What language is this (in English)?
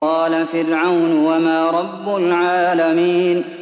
Arabic